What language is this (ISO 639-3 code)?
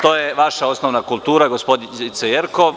srp